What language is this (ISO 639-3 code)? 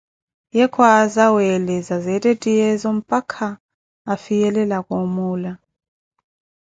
eko